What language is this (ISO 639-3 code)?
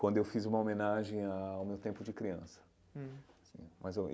por